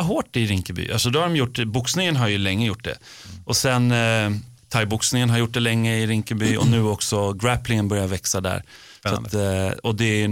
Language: Swedish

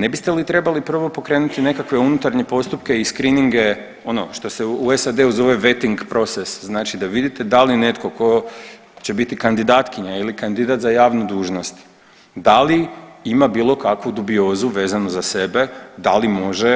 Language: Croatian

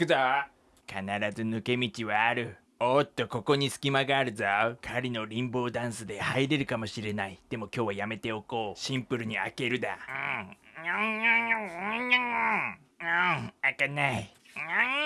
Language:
Japanese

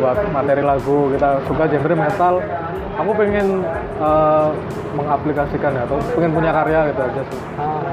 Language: Indonesian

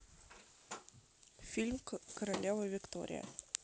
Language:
Russian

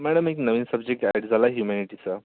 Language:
Marathi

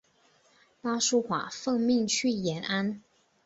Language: Chinese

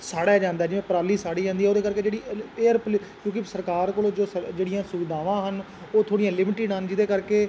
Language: Punjabi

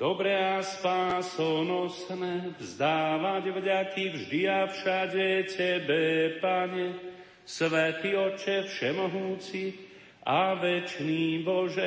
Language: Slovak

